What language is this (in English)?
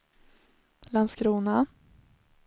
Swedish